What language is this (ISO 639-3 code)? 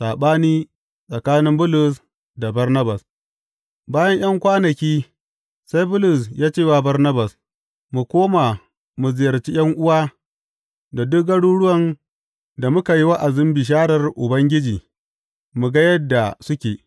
hau